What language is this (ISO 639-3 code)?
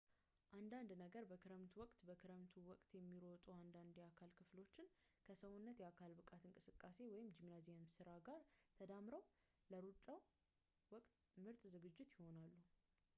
amh